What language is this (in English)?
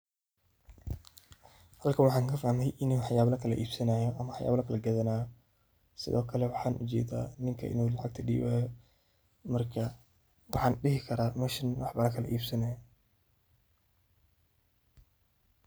Somali